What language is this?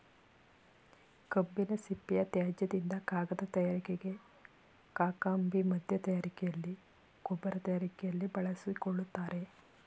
Kannada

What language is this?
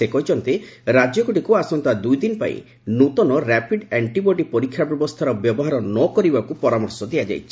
Odia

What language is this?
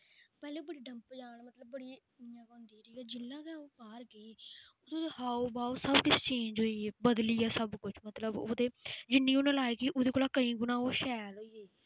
Dogri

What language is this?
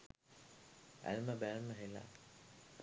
Sinhala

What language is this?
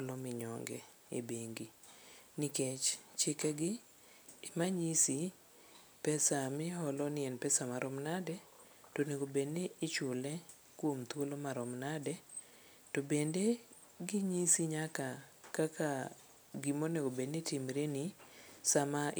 Luo (Kenya and Tanzania)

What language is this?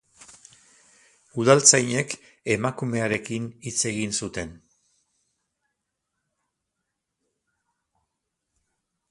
Basque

